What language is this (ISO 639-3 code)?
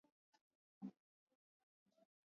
swa